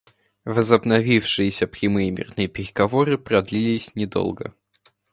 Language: Russian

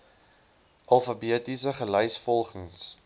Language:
Afrikaans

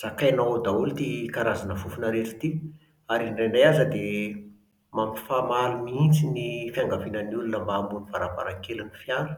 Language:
Malagasy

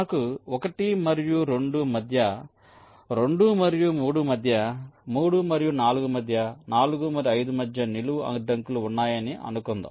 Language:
Telugu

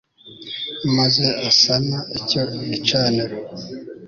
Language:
Kinyarwanda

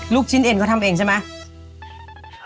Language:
Thai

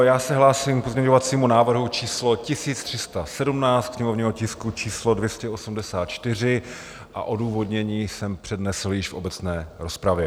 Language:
Czech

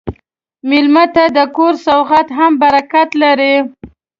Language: Pashto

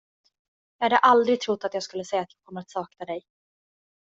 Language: Swedish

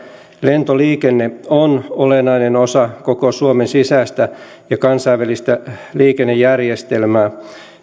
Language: Finnish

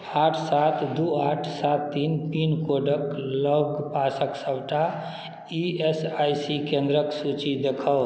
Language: Maithili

